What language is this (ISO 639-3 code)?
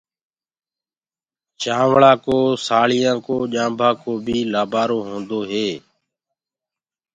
ggg